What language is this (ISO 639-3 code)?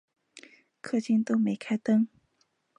zho